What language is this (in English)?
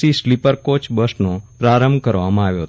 Gujarati